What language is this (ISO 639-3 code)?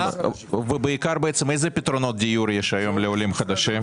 heb